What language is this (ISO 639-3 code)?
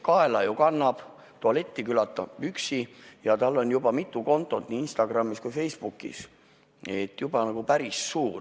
est